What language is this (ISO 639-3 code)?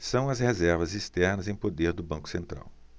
por